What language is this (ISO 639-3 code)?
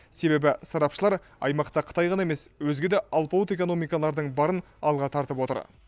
kaz